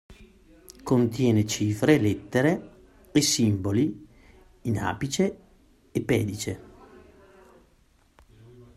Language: Italian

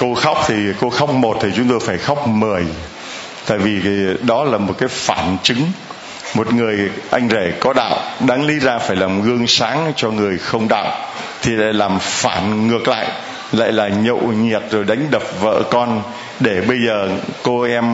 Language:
Vietnamese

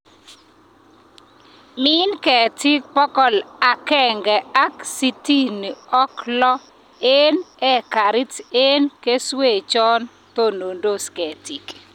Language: Kalenjin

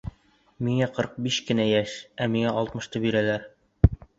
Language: Bashkir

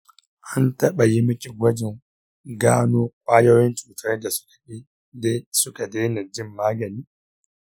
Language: Hausa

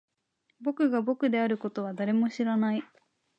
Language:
Japanese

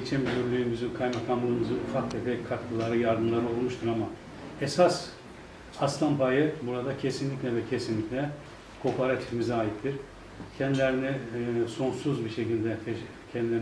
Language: Turkish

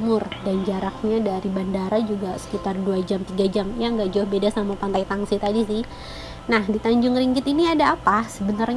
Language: Indonesian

